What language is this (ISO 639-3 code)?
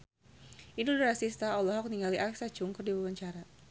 sun